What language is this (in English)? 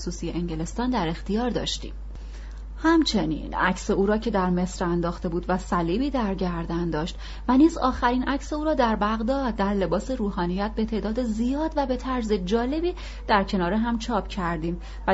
Persian